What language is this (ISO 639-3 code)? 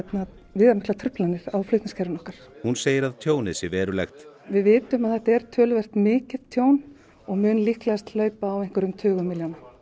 isl